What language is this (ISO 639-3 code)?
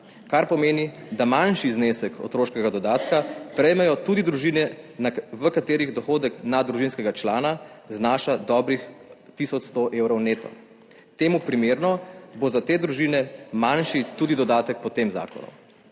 slv